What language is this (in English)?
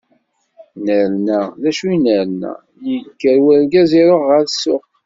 Kabyle